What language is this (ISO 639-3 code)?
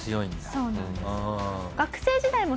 jpn